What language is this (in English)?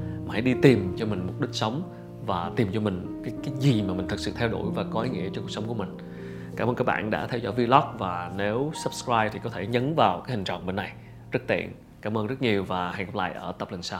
Vietnamese